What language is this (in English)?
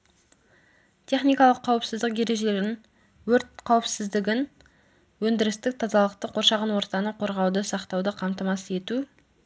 Kazakh